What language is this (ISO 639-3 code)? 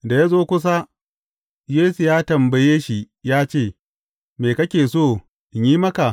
hau